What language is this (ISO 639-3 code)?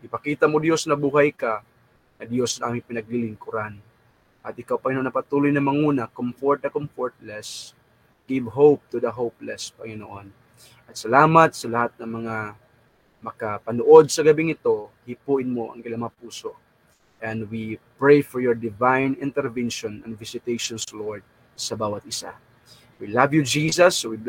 fil